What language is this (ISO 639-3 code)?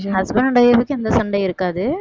tam